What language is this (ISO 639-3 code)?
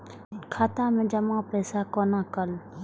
mai